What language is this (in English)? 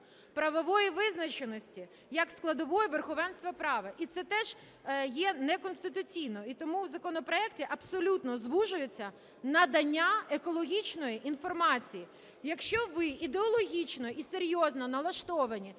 Ukrainian